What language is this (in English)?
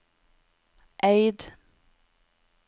Norwegian